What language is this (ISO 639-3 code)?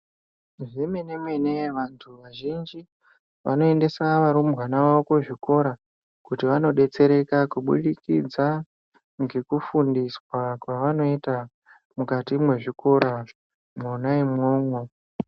ndc